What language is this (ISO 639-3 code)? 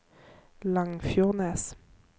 nor